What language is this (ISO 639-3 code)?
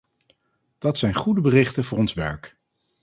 nld